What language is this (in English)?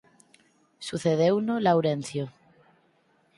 Galician